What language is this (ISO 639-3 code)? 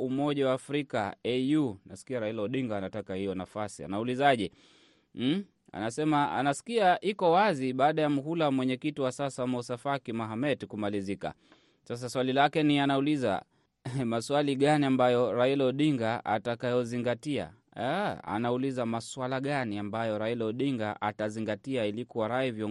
swa